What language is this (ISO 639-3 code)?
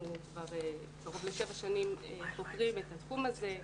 heb